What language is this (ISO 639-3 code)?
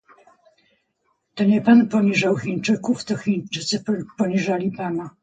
pol